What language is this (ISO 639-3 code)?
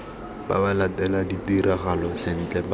tsn